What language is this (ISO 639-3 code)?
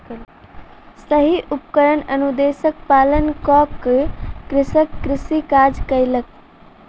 mai